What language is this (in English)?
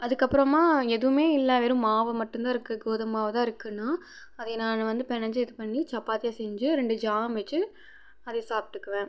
Tamil